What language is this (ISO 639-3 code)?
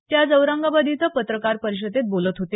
mar